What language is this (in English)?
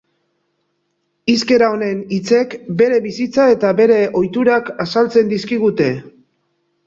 Basque